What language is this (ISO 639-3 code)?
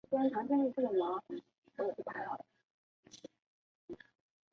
zho